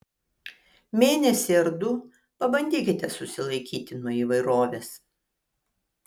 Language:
Lithuanian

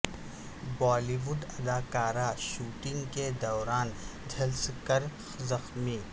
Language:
Urdu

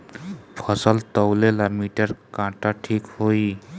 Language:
Bhojpuri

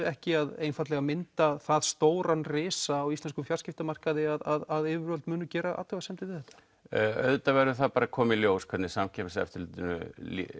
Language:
Icelandic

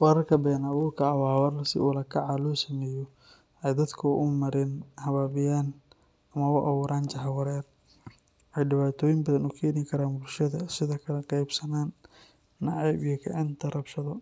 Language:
Somali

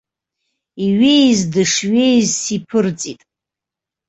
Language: Abkhazian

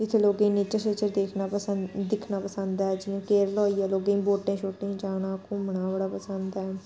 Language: Dogri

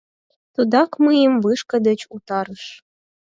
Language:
Mari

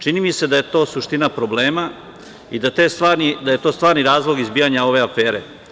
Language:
Serbian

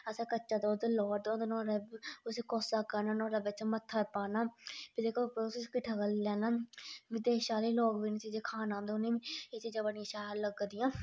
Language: Dogri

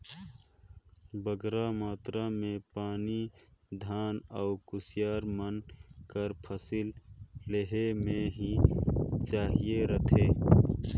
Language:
Chhattisgarhi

